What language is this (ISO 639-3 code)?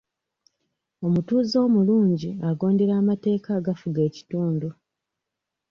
lug